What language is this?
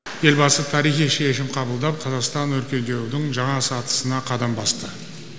Kazakh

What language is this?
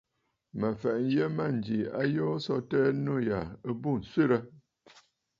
Bafut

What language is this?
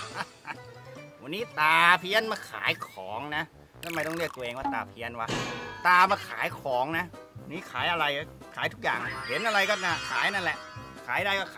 Thai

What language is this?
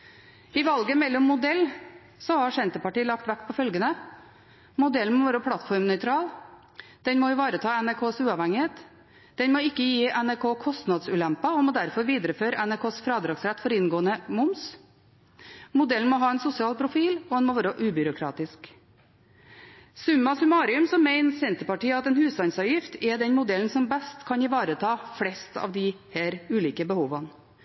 Norwegian Bokmål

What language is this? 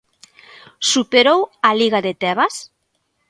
Galician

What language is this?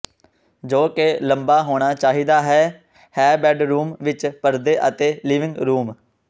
Punjabi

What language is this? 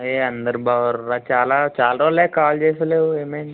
Telugu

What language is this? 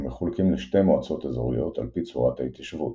Hebrew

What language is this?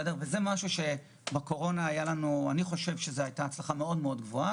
Hebrew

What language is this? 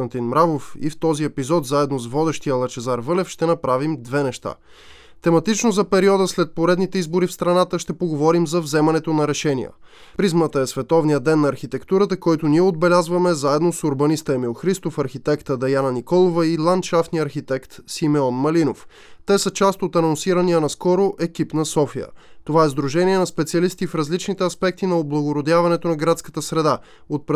Bulgarian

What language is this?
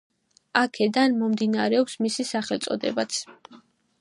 Georgian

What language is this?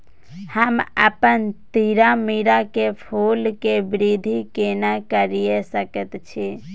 Maithili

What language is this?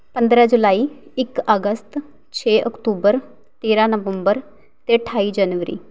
Punjabi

